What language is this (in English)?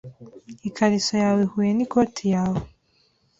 Kinyarwanda